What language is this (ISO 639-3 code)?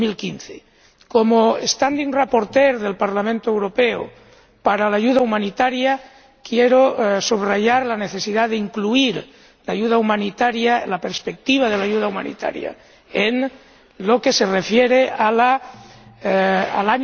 spa